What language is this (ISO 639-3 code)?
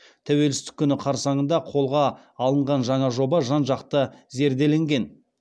kaz